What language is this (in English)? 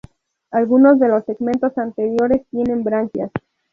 Spanish